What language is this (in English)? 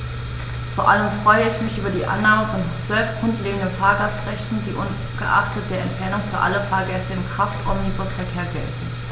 German